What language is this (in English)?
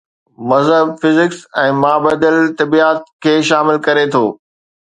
Sindhi